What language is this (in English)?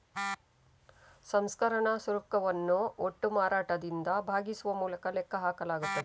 Kannada